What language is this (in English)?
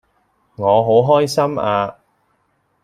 Cantonese